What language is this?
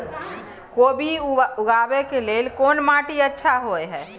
Maithili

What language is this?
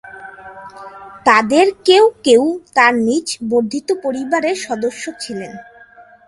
Bangla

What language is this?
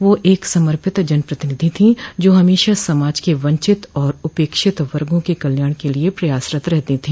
Hindi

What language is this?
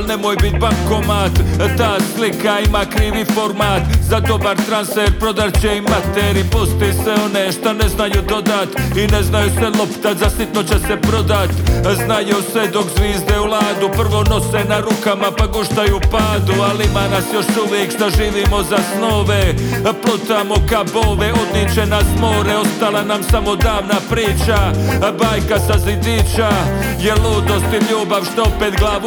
Croatian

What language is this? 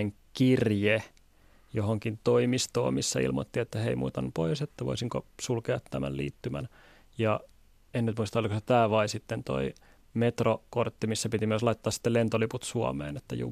Finnish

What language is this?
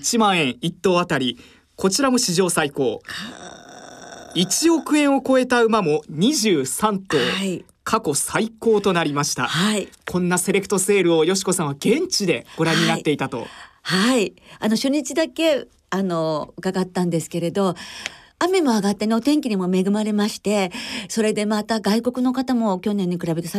Japanese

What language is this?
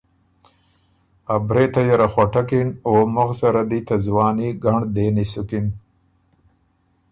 Ormuri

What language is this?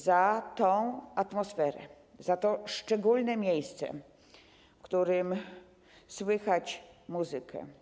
Polish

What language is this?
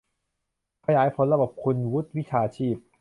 Thai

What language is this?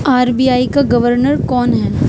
Urdu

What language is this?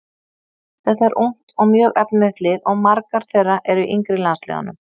Icelandic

